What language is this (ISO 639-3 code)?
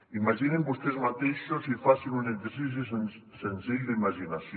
cat